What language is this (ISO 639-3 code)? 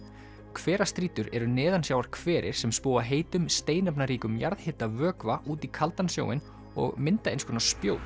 isl